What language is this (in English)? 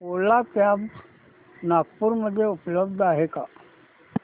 Marathi